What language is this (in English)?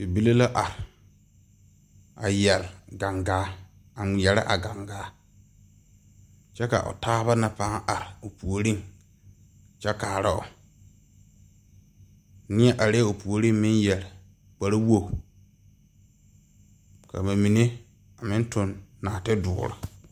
Southern Dagaare